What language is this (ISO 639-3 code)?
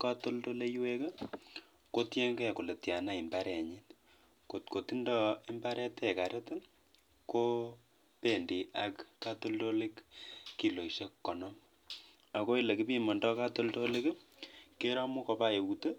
kln